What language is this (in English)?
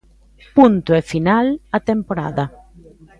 Galician